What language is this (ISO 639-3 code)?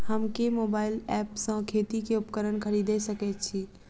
mai